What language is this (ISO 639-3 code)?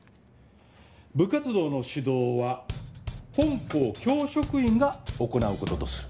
jpn